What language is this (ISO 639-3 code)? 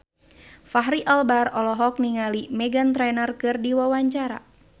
sun